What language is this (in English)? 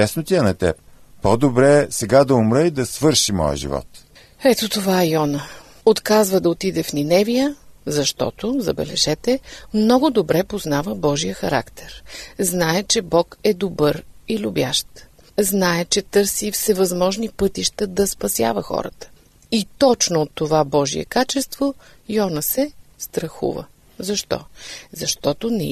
Bulgarian